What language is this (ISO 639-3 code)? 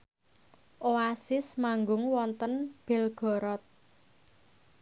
jav